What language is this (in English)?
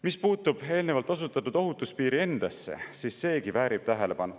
Estonian